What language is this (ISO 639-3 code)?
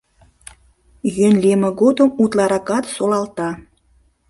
chm